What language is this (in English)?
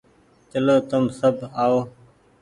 Goaria